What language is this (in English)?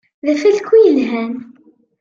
Kabyle